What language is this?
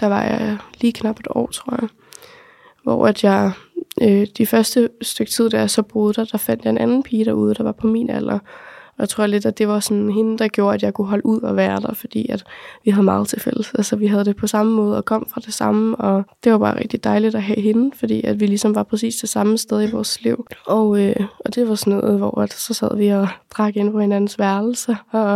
Danish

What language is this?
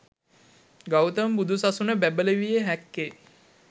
Sinhala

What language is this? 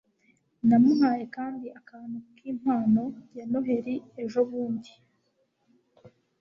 Kinyarwanda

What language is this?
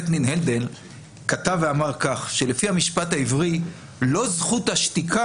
Hebrew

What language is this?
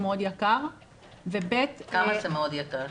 Hebrew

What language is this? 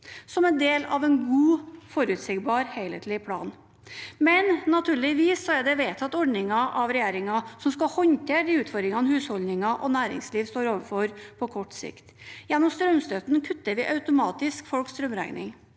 Norwegian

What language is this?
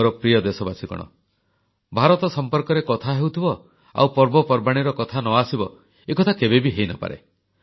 Odia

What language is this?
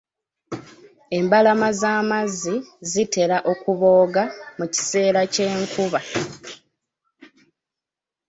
Ganda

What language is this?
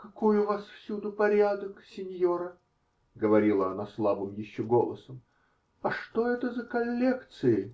Russian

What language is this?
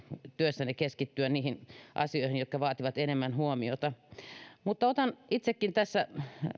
Finnish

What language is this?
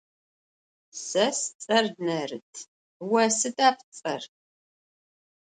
Adyghe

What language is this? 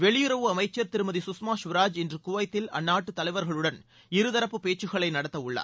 Tamil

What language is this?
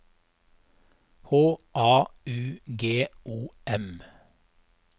Norwegian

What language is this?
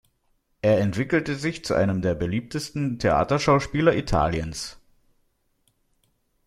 German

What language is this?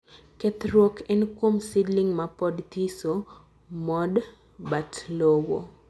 Luo (Kenya and Tanzania)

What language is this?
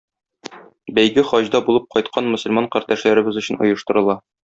Tatar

